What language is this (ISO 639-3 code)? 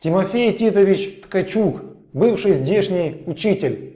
rus